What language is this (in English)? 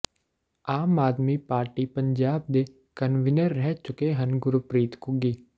Punjabi